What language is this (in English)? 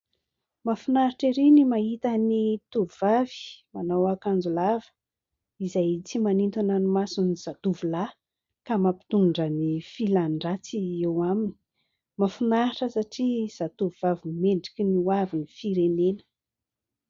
Malagasy